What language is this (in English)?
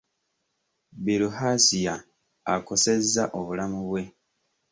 Ganda